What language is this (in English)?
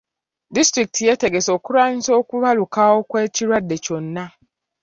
Ganda